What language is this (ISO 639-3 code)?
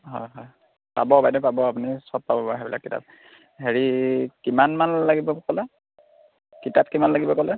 asm